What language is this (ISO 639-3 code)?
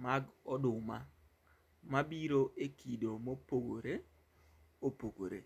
luo